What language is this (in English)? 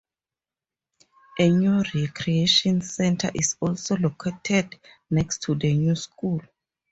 English